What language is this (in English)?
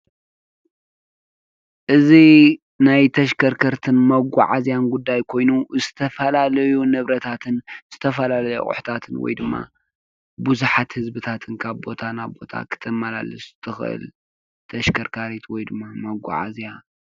Tigrinya